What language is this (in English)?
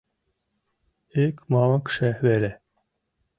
Mari